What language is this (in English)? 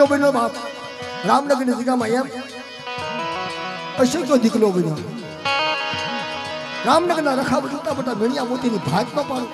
Gujarati